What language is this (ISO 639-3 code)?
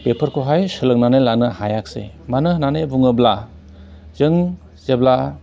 brx